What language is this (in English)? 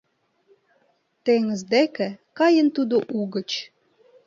Mari